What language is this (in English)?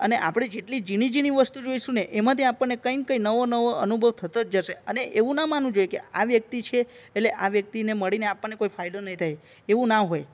Gujarati